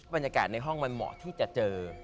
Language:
Thai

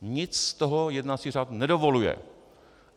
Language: Czech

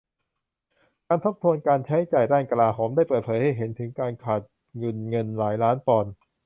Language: Thai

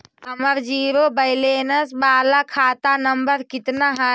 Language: Magahi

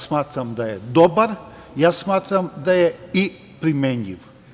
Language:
Serbian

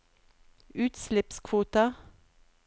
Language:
Norwegian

